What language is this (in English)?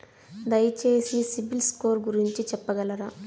Telugu